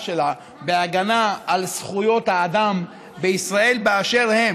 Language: Hebrew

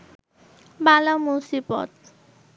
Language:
Bangla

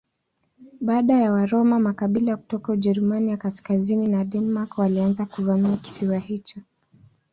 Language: Swahili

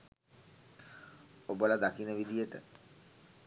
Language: Sinhala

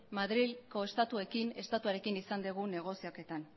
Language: Basque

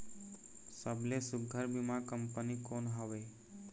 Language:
Chhattisgarhi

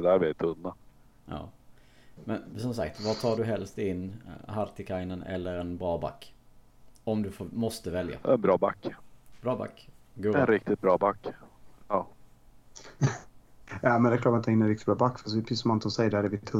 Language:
Swedish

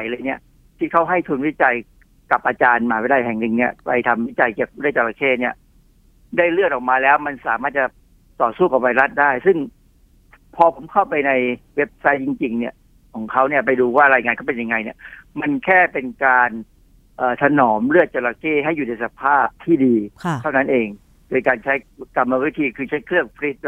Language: Thai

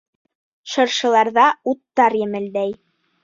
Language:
Bashkir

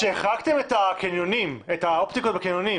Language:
Hebrew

